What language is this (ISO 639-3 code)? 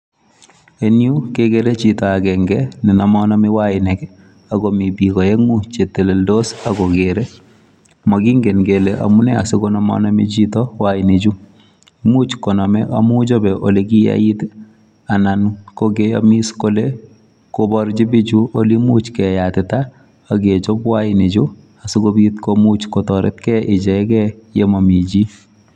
kln